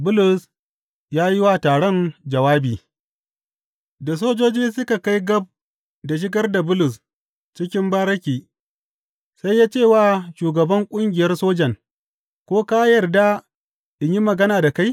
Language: Hausa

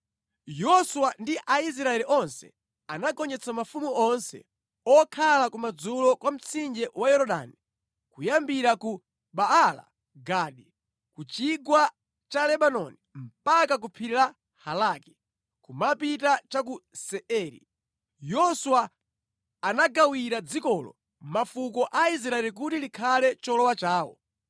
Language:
Nyanja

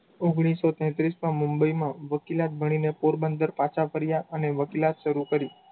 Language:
Gujarati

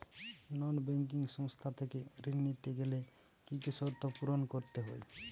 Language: Bangla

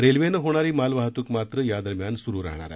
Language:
Marathi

